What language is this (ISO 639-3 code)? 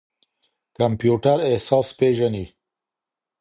pus